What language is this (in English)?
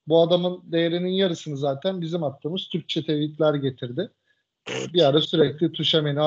Turkish